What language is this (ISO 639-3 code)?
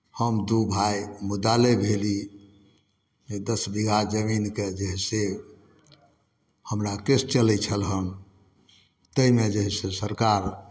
mai